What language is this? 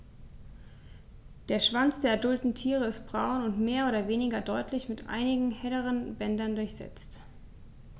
German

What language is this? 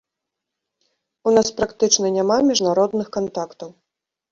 Belarusian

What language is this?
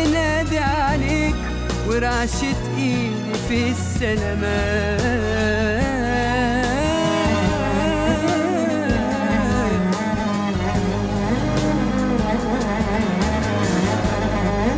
Arabic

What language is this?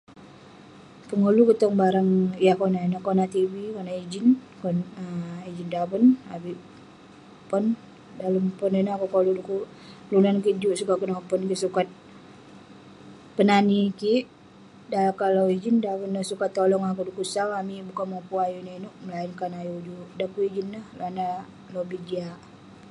Western Penan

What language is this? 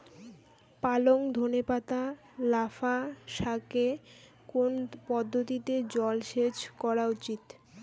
Bangla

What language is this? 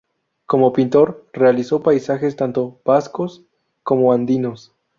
Spanish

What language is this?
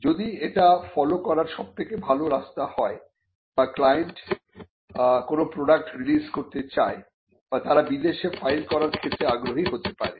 Bangla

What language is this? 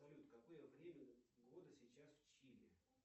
Russian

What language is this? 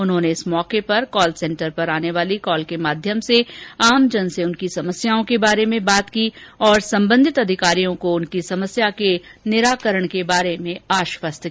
Hindi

